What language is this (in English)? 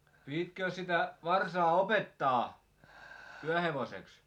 Finnish